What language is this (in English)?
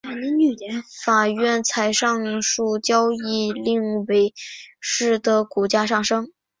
Chinese